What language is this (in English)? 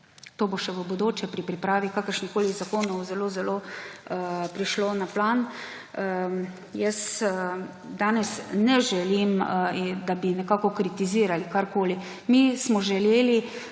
Slovenian